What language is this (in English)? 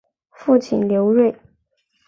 Chinese